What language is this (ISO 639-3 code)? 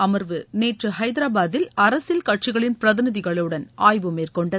tam